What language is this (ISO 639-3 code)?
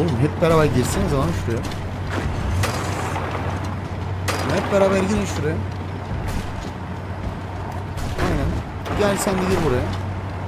tur